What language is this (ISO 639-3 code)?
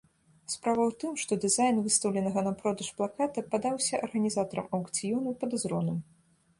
bel